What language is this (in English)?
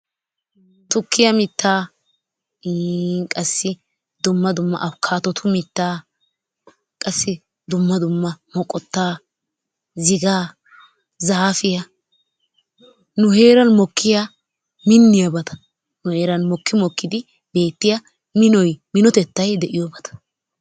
Wolaytta